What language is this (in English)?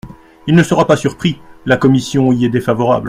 French